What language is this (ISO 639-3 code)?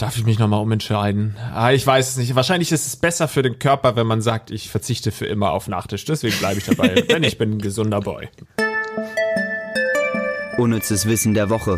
deu